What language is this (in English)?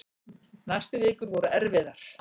Icelandic